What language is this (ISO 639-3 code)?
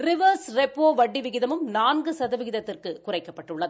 tam